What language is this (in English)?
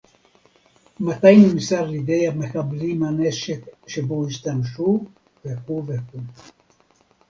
Hebrew